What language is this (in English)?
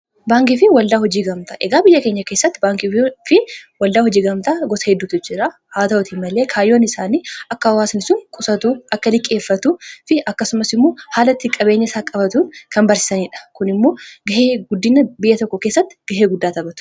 Oromo